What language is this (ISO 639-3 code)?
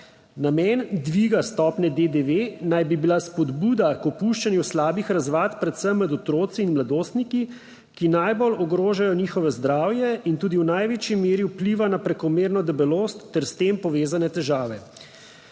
slv